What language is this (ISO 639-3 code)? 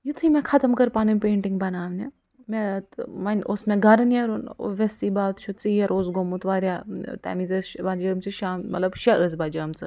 kas